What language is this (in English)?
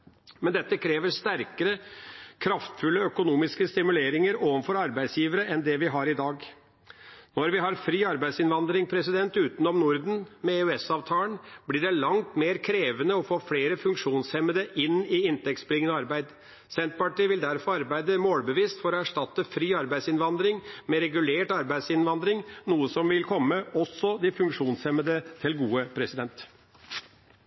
Norwegian Bokmål